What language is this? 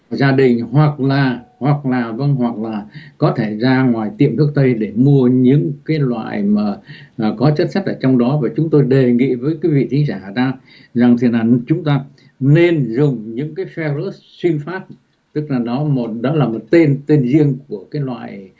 Vietnamese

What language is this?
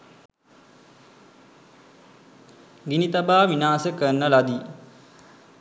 Sinhala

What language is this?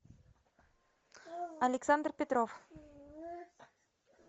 Russian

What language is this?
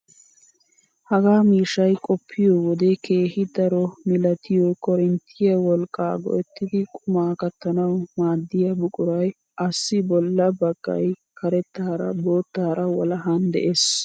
Wolaytta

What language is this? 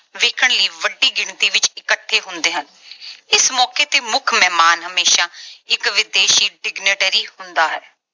Punjabi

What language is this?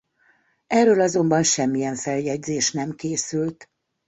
Hungarian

